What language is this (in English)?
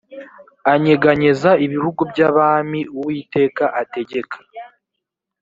Kinyarwanda